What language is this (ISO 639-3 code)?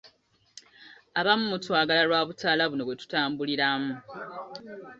lug